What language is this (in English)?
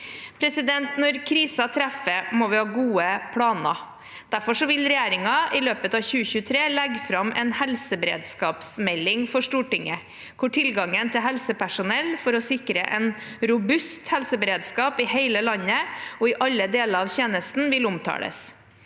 Norwegian